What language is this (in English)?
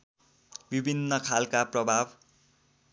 Nepali